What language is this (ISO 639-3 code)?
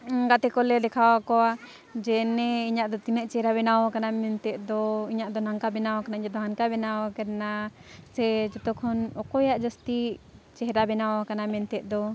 sat